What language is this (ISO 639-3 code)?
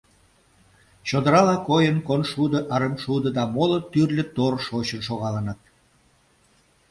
chm